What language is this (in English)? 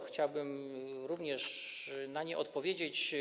Polish